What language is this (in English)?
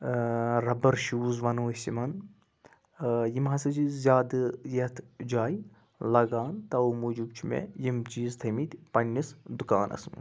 Kashmiri